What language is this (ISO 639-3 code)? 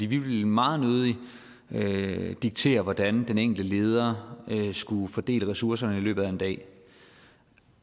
dan